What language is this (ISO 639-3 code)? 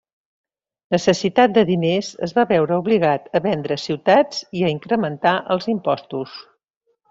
cat